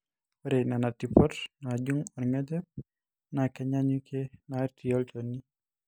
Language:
Masai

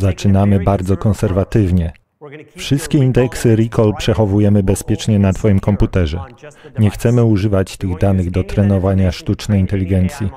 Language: Polish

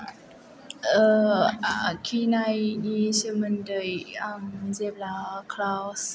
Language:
Bodo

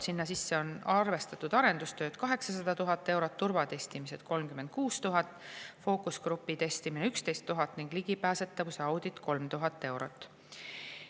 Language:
Estonian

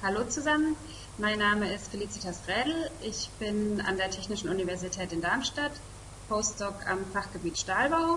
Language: German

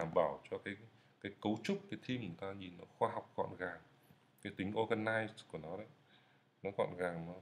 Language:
Vietnamese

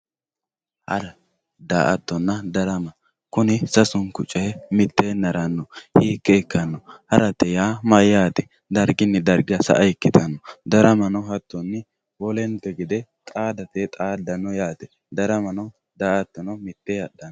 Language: Sidamo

